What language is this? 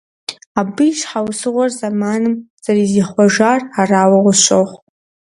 Kabardian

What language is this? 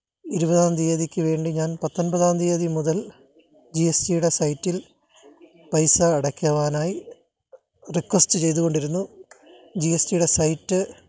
Malayalam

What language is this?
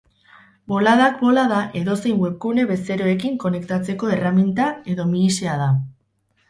Basque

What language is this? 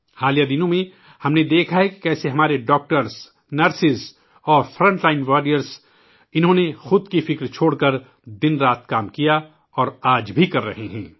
Urdu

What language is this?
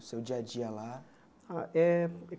Portuguese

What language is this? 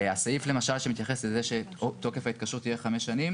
Hebrew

